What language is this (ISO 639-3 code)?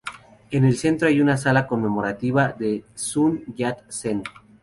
spa